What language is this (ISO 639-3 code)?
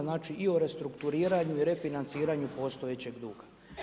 hrv